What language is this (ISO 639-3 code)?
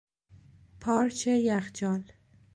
fas